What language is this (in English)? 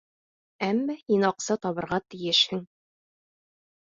Bashkir